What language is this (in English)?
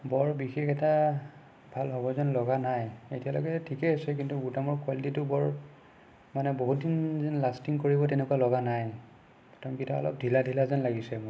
Assamese